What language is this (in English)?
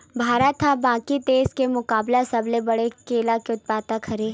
Chhattisgarhi